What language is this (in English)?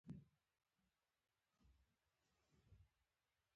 Pashto